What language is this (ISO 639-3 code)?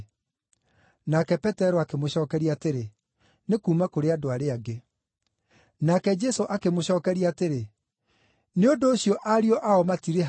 kik